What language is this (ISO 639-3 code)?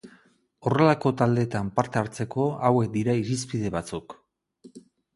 eus